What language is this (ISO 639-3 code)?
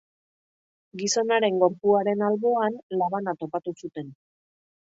eus